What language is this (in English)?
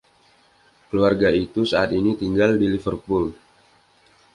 Indonesian